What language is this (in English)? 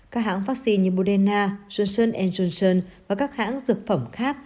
Vietnamese